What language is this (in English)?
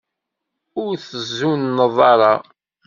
Kabyle